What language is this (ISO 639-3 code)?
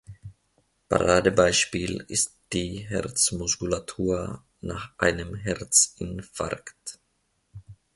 deu